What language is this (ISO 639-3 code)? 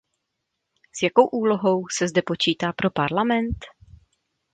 ces